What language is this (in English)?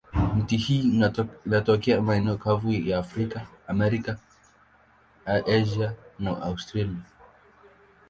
Swahili